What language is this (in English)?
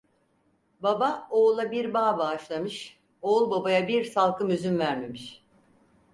Turkish